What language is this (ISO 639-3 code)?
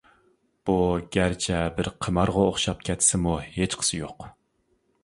uig